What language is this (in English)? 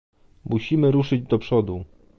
Polish